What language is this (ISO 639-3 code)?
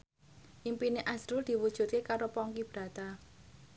jav